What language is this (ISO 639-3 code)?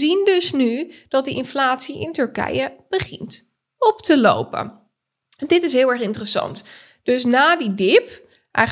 nld